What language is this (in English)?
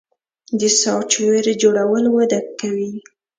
Pashto